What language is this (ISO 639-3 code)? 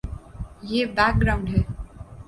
urd